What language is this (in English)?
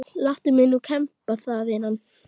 Icelandic